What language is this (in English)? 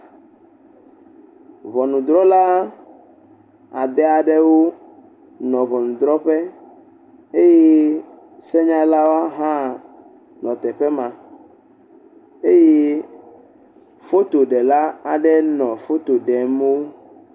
Ewe